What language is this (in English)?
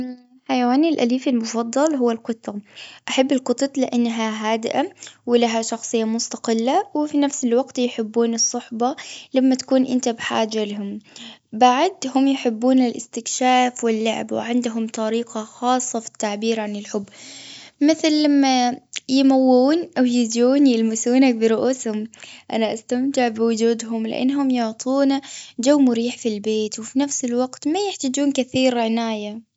Gulf Arabic